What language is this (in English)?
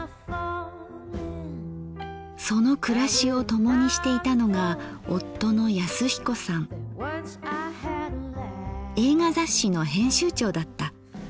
Japanese